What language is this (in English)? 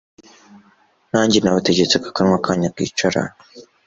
Kinyarwanda